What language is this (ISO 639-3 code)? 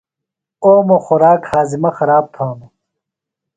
phl